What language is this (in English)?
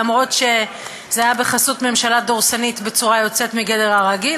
Hebrew